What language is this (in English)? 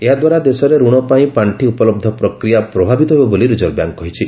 Odia